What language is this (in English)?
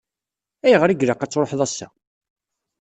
Kabyle